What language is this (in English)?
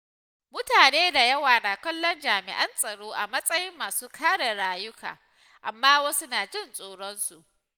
Hausa